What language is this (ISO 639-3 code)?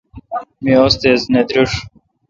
xka